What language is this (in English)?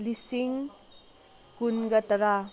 Manipuri